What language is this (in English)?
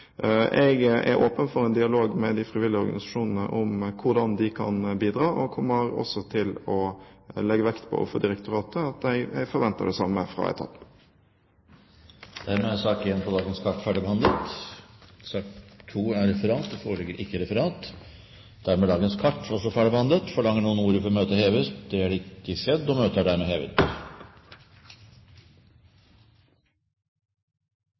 Norwegian